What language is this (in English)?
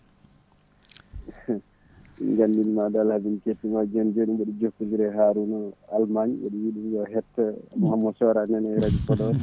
Fula